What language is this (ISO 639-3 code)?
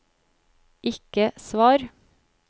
nor